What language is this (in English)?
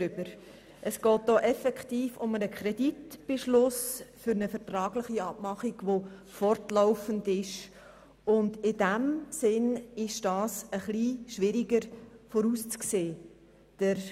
Swiss German